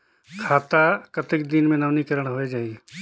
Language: Chhattisgarhi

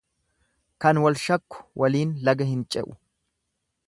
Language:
Oromo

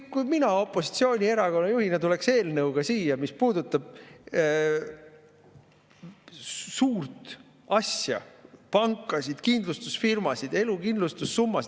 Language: Estonian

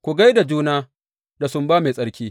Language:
Hausa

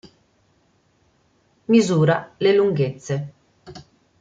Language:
Italian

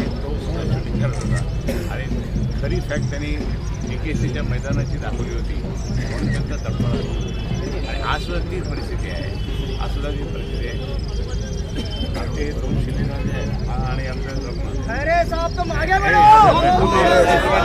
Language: Hindi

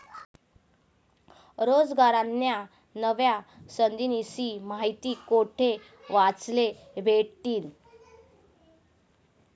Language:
Marathi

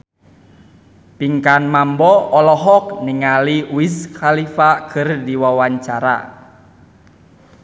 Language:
Sundanese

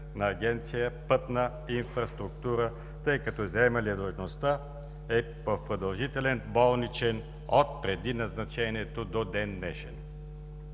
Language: Bulgarian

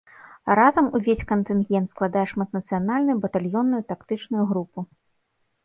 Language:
Belarusian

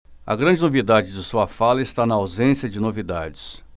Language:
Portuguese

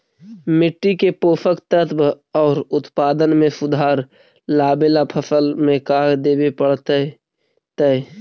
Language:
Magahi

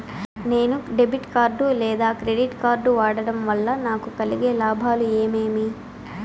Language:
Telugu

